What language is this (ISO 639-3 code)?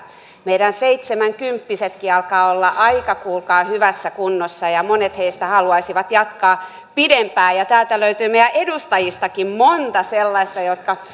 fin